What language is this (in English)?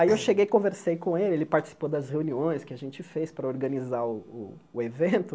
Portuguese